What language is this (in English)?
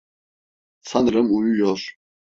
Turkish